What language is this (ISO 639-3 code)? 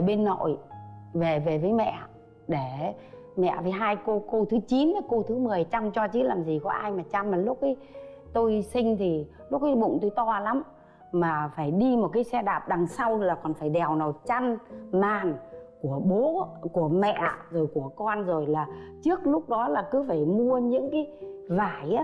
vie